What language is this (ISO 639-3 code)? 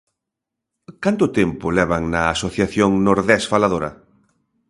glg